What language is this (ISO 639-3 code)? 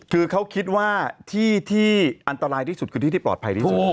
tha